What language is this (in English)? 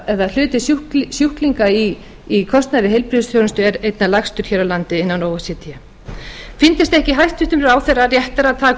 Icelandic